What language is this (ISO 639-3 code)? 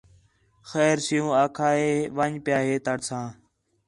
xhe